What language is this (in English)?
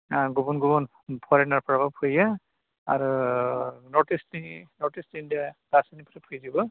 Bodo